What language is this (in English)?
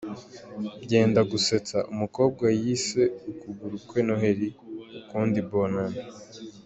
Kinyarwanda